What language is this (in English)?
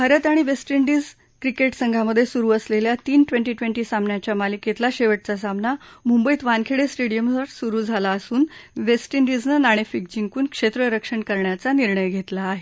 Marathi